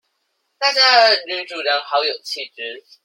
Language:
Chinese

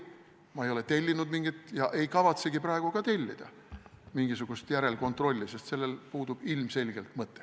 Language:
Estonian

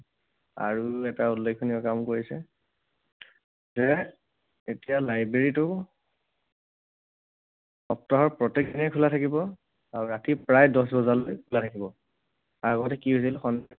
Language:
Assamese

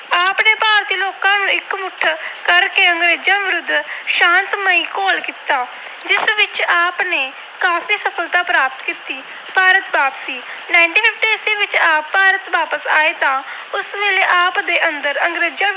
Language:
Punjabi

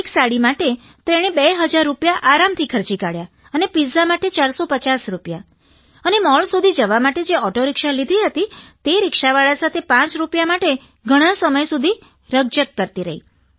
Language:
Gujarati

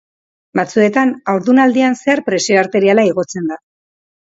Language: Basque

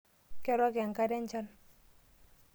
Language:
Masai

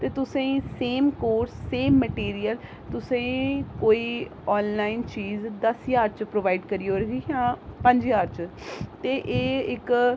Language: Dogri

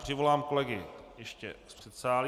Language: Czech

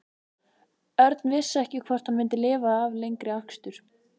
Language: Icelandic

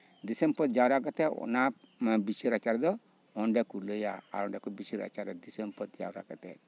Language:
Santali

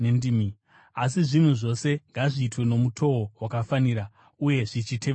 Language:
Shona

